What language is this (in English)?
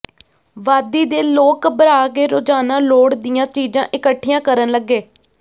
Punjabi